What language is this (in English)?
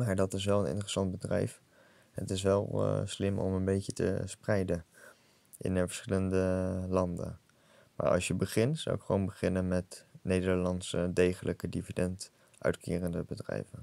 Dutch